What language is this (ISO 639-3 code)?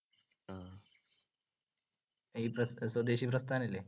mal